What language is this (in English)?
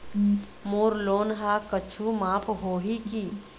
Chhattisgarhi